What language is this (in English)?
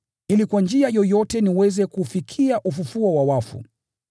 Swahili